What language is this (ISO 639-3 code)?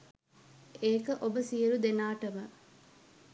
sin